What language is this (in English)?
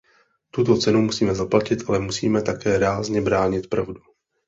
Czech